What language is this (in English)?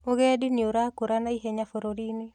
Kikuyu